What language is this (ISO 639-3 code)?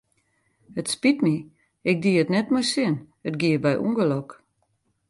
fry